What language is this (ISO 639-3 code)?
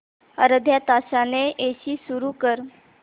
mar